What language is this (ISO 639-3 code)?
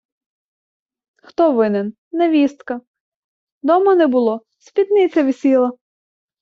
ukr